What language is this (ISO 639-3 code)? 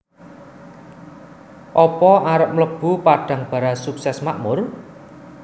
jav